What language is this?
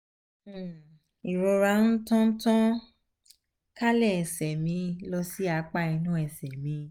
Yoruba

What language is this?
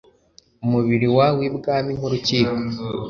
Kinyarwanda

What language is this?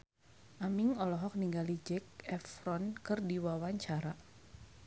Sundanese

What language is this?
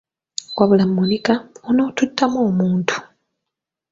Ganda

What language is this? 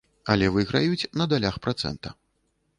Belarusian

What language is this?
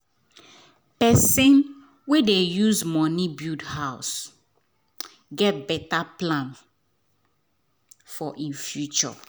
Nigerian Pidgin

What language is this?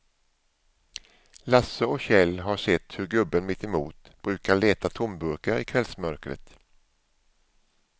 Swedish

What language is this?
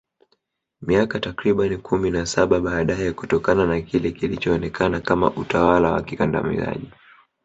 Swahili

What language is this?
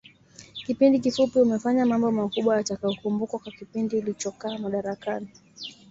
Swahili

